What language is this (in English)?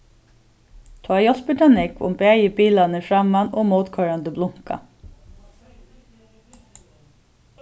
Faroese